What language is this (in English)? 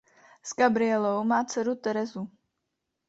Czech